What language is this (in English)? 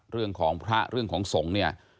Thai